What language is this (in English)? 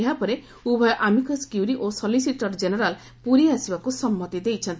Odia